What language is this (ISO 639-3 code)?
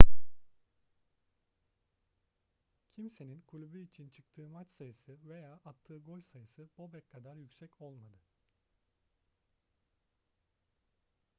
tur